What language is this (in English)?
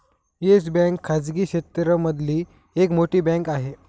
Marathi